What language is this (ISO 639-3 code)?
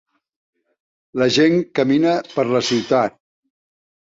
cat